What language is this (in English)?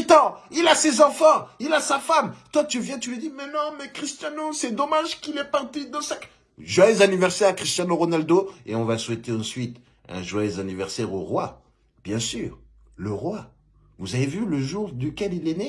French